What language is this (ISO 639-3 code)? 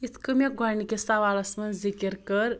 kas